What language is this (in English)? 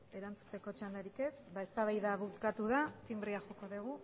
Basque